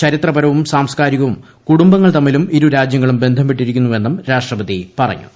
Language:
Malayalam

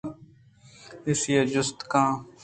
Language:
Eastern Balochi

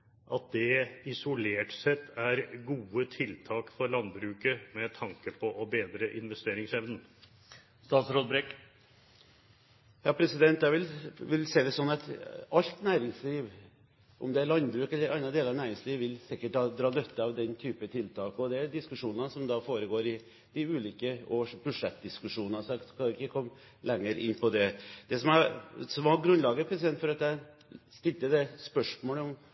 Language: Norwegian Bokmål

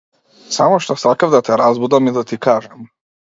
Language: Macedonian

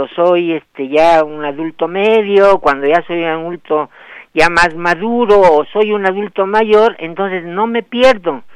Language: Spanish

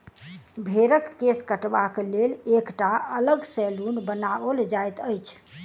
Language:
Maithili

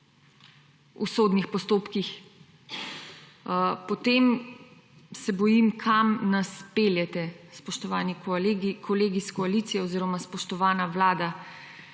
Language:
Slovenian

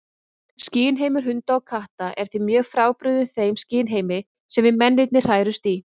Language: Icelandic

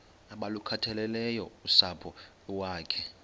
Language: Xhosa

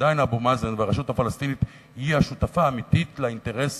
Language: Hebrew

